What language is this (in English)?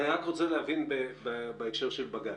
Hebrew